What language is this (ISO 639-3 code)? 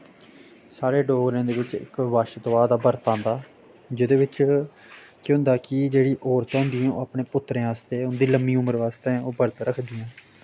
doi